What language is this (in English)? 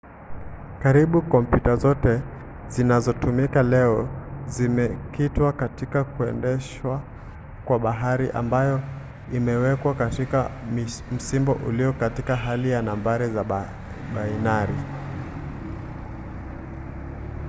Swahili